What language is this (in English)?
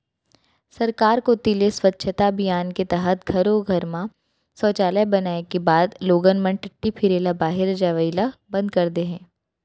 Chhattisgarhi